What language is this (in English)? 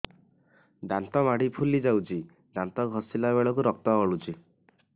Odia